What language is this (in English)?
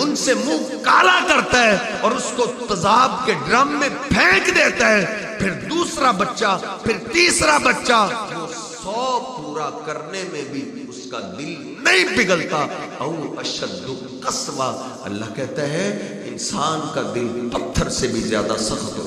Arabic